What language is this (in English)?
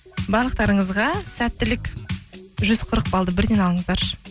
Kazakh